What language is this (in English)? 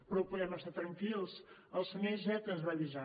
Catalan